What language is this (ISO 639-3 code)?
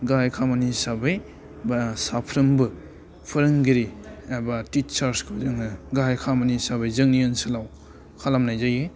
brx